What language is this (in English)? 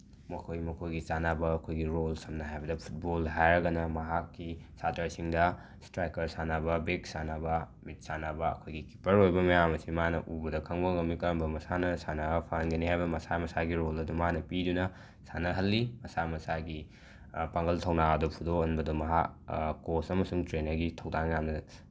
Manipuri